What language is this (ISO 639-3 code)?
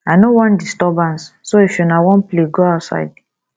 pcm